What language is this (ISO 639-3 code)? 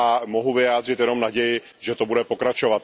ces